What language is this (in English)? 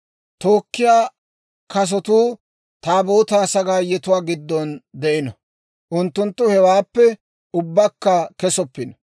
Dawro